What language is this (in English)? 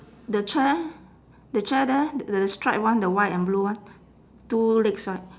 English